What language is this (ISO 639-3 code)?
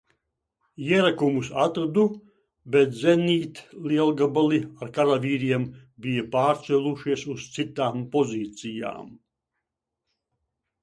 lav